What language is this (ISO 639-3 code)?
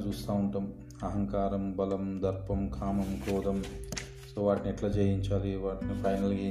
tel